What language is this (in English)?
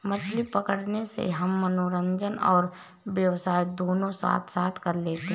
Hindi